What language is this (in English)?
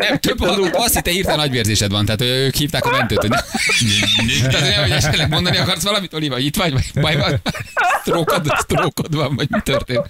Hungarian